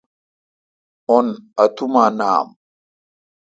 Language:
Kalkoti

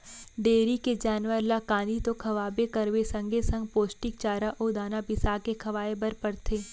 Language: Chhattisgarhi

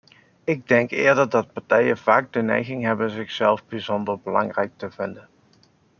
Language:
Dutch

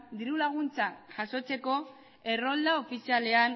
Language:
Basque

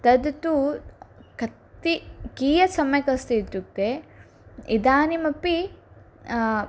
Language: Sanskrit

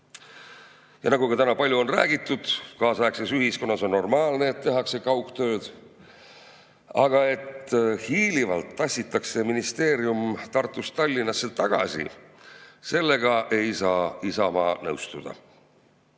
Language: Estonian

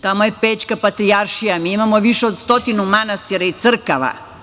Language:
Serbian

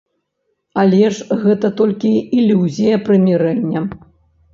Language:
Belarusian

